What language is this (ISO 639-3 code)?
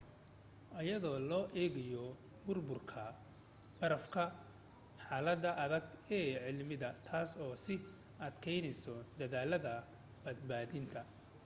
som